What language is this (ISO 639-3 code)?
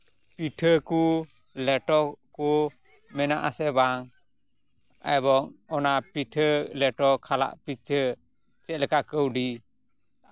sat